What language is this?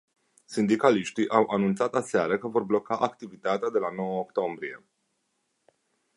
Romanian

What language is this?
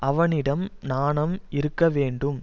Tamil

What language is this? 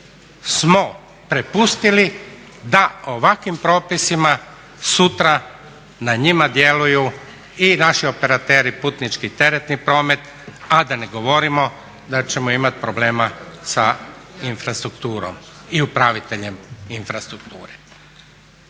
Croatian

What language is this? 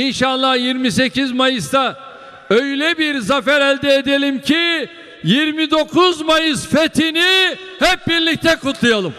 Turkish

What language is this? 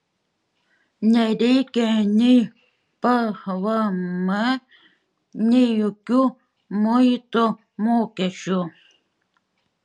Lithuanian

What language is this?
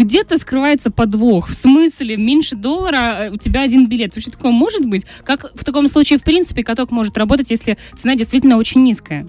Russian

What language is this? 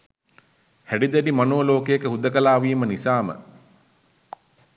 Sinhala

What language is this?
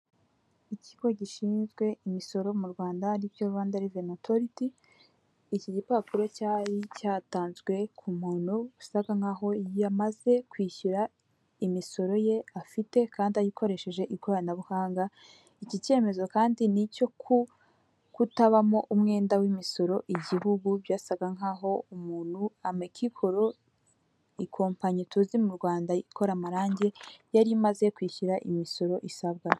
Kinyarwanda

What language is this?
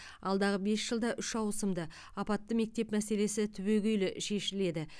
Kazakh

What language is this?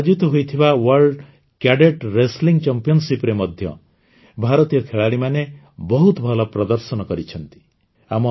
Odia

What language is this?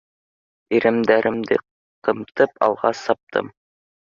Bashkir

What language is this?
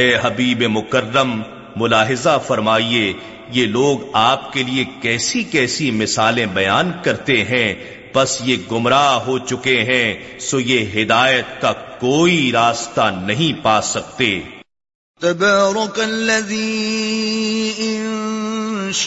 Urdu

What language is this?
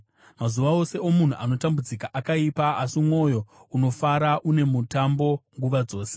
Shona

